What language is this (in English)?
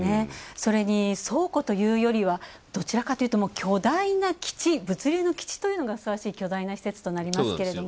Japanese